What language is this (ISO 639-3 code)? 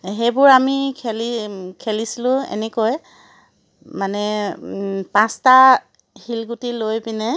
asm